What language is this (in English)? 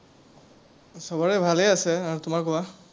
Assamese